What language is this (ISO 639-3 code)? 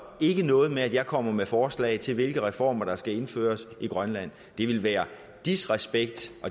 dan